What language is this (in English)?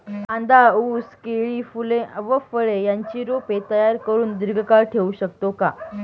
Marathi